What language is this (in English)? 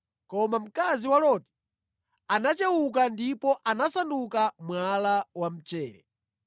Nyanja